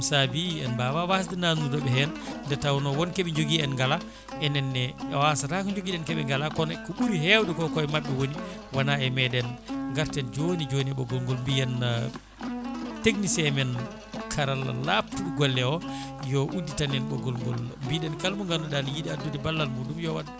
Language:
Fula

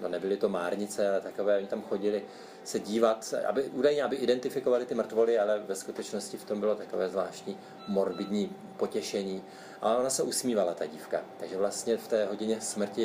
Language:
Czech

